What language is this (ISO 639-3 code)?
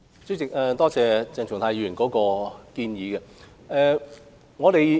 yue